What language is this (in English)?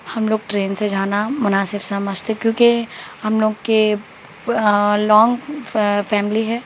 Urdu